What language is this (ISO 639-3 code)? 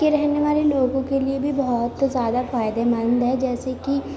urd